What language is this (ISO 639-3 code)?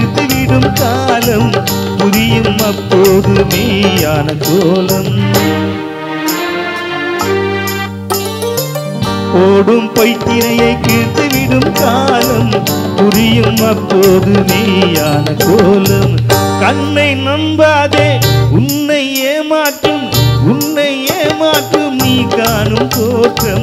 tam